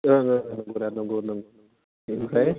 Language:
Bodo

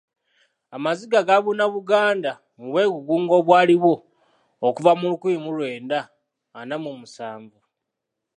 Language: Ganda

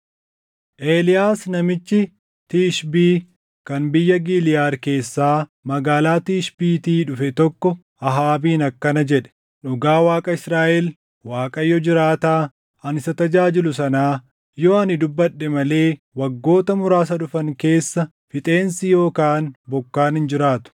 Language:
Oromo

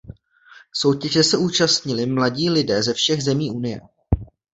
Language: Czech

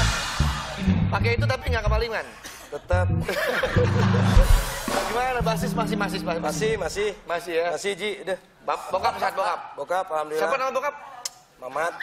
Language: Indonesian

